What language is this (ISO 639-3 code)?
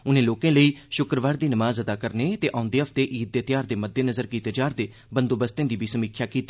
doi